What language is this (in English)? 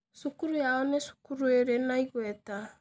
Kikuyu